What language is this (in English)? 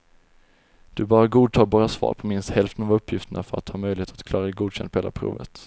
Swedish